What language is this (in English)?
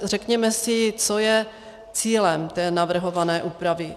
Czech